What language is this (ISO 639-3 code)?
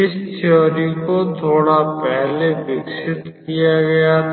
hin